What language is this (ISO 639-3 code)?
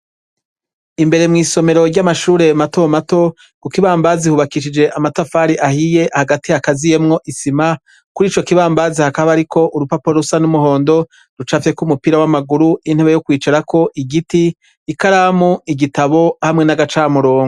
run